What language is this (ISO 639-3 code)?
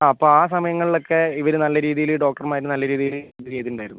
mal